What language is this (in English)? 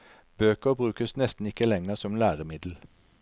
Norwegian